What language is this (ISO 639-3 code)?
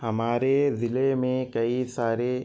urd